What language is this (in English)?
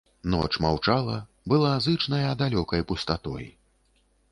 Belarusian